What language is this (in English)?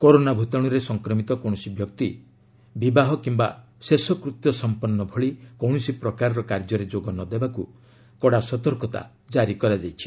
Odia